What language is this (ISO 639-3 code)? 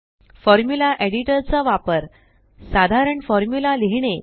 mar